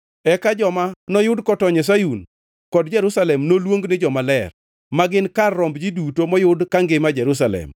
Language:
Luo (Kenya and Tanzania)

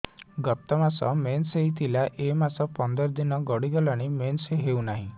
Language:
Odia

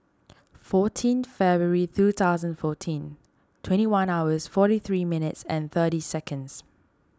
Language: English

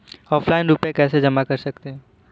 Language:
Hindi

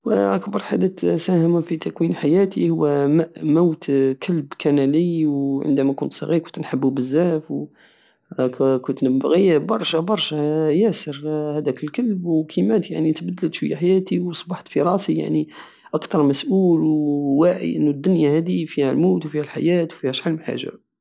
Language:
Algerian Saharan Arabic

